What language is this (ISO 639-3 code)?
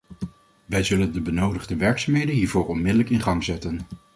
nld